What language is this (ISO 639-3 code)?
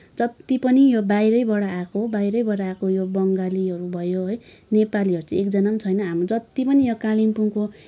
nep